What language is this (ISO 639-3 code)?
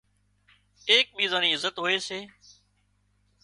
kxp